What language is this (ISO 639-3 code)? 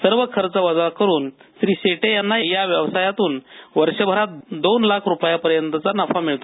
mar